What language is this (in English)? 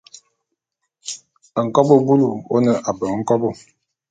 Bulu